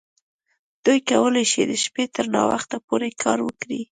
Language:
Pashto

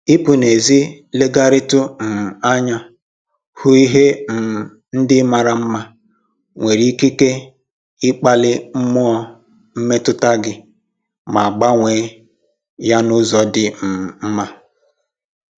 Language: Igbo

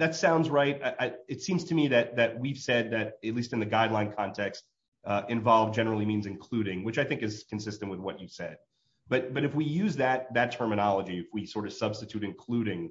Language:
English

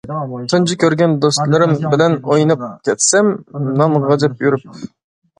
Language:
Uyghur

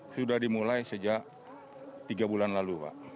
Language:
Indonesian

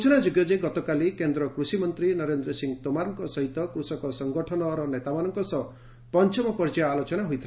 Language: Odia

